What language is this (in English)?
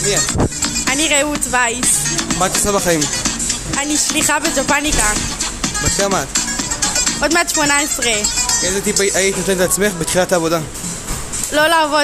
Hebrew